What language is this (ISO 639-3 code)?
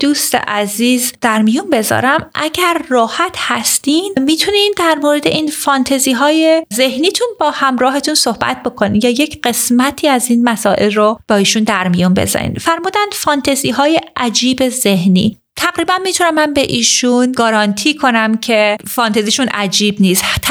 fas